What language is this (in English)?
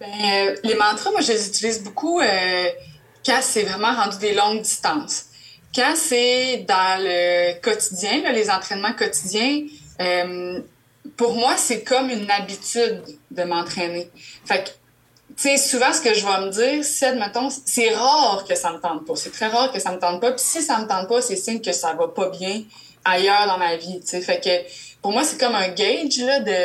French